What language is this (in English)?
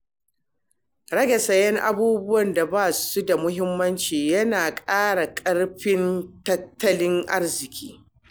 Hausa